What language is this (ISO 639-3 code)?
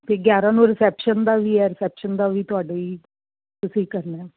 pan